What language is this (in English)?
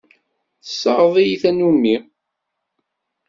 Kabyle